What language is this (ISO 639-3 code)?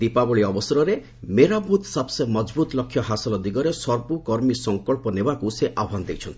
ori